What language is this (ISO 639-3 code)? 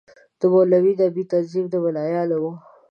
pus